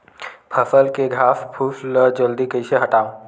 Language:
Chhattisgarhi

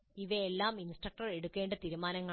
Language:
Malayalam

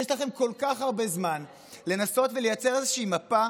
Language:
Hebrew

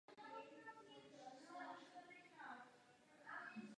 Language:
Czech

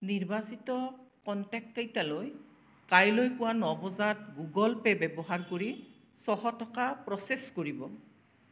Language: Assamese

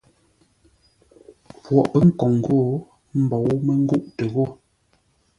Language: Ngombale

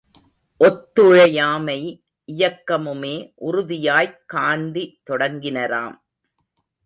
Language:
Tamil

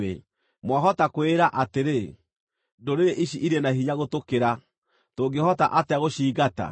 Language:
Kikuyu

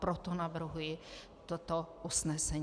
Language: Czech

